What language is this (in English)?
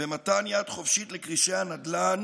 Hebrew